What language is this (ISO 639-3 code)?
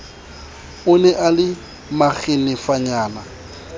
sot